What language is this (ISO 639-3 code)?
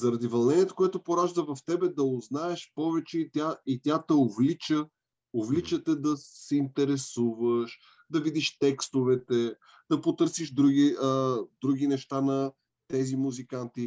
bul